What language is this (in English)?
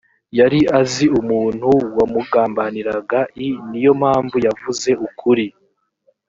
Kinyarwanda